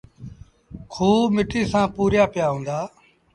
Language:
Sindhi Bhil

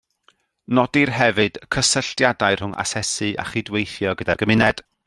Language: Welsh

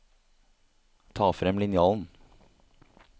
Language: Norwegian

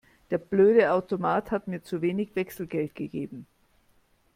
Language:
German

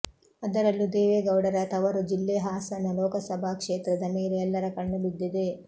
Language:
Kannada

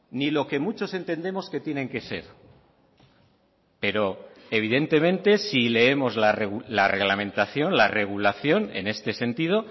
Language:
Spanish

